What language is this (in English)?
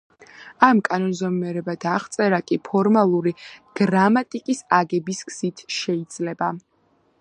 Georgian